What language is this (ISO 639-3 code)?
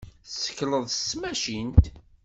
kab